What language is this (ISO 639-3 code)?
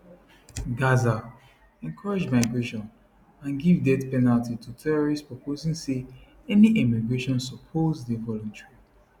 pcm